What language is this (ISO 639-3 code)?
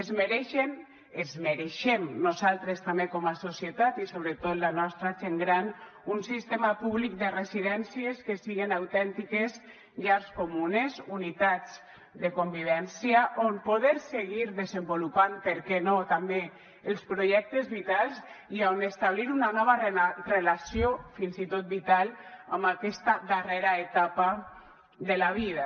cat